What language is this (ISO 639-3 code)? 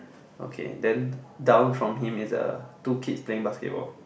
eng